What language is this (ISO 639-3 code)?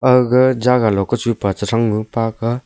nnp